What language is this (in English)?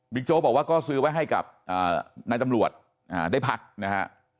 Thai